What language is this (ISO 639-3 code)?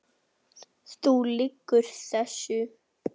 isl